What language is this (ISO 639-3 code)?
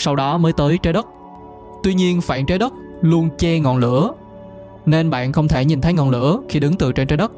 vie